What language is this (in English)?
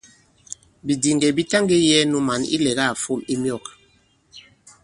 Bankon